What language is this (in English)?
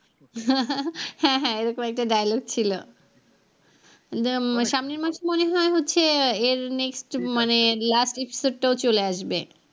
Bangla